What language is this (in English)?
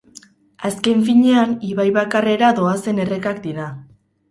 Basque